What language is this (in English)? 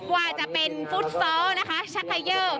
Thai